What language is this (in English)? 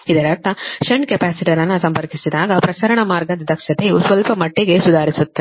Kannada